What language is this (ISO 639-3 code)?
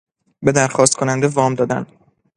fas